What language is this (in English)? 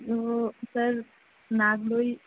Urdu